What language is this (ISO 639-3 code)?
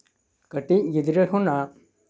sat